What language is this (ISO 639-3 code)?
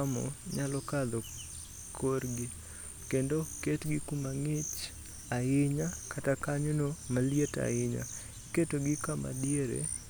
luo